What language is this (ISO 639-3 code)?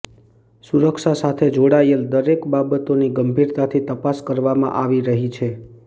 guj